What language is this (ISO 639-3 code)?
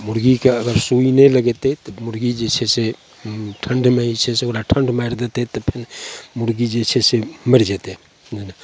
mai